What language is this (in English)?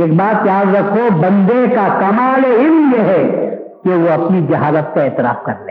Urdu